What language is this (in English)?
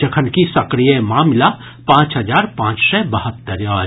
Maithili